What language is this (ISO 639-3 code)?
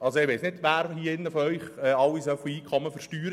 gsw